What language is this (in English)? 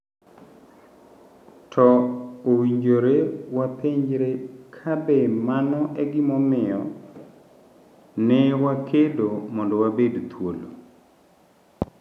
Luo (Kenya and Tanzania)